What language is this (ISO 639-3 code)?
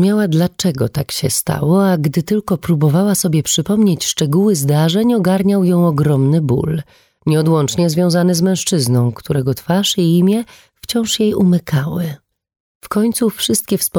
pol